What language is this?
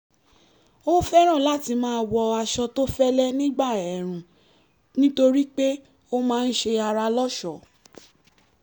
Yoruba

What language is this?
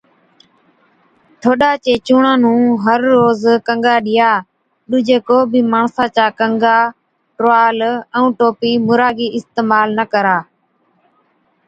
Od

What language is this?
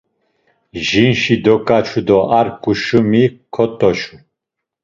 Laz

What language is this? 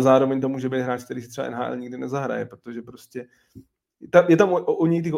Czech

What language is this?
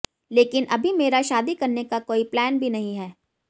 Hindi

